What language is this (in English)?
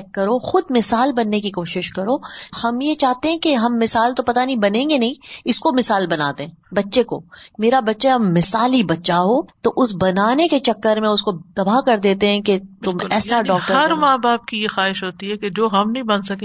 Urdu